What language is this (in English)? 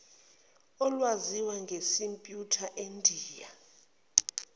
Zulu